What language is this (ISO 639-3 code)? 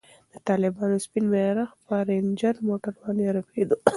pus